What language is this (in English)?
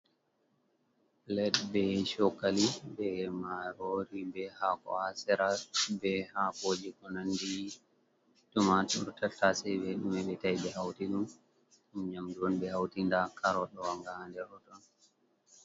Fula